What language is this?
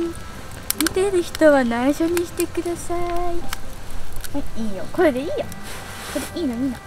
Japanese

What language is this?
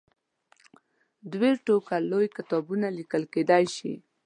Pashto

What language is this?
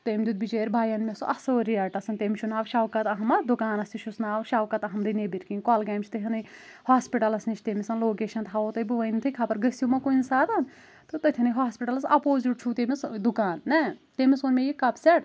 Kashmiri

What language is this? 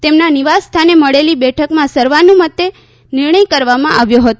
Gujarati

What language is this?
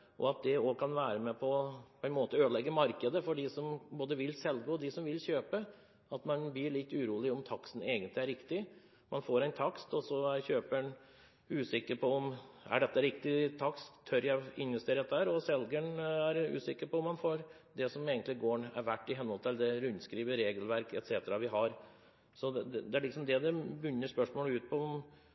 Norwegian Bokmål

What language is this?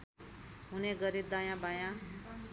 Nepali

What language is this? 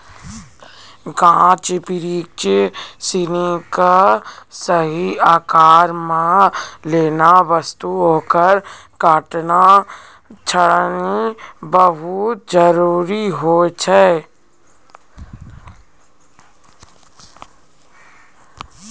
Maithili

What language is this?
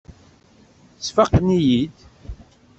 Kabyle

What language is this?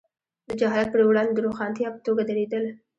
Pashto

